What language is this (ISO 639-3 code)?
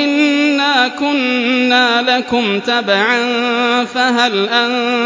ara